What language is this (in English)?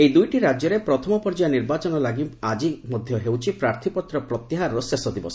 Odia